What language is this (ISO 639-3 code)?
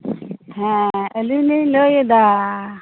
sat